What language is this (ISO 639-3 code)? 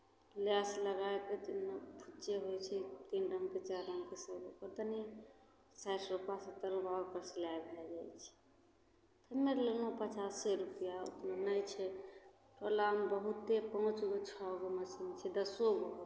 mai